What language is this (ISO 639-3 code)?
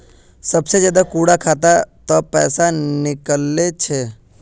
mag